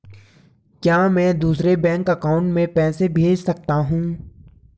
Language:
Hindi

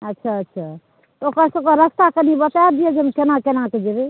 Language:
Maithili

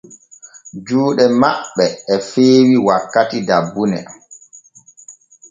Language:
Borgu Fulfulde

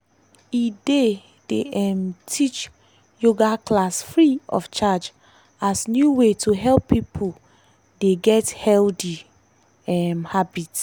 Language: Nigerian Pidgin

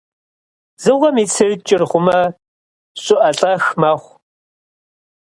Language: Kabardian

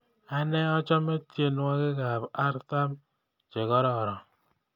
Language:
Kalenjin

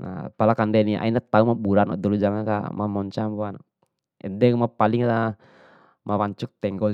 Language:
Bima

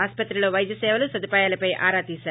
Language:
Telugu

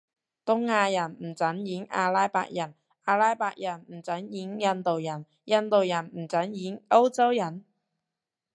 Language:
Cantonese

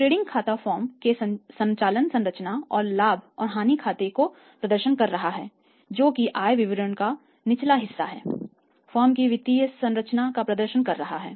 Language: Hindi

